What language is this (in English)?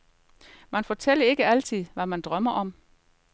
Danish